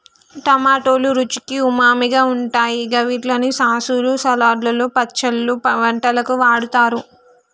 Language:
Telugu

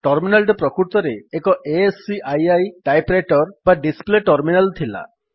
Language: Odia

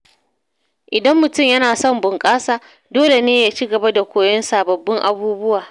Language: Hausa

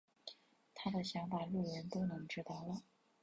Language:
Chinese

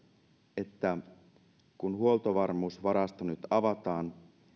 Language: Finnish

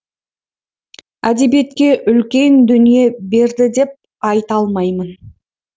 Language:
Kazakh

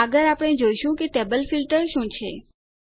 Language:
Gujarati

